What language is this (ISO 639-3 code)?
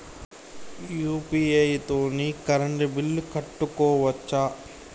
tel